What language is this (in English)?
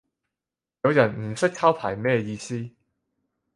Cantonese